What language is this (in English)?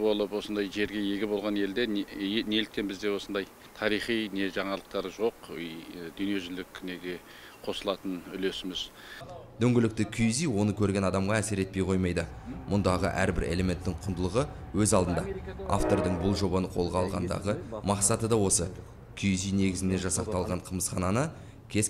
Dutch